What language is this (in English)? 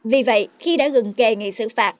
Vietnamese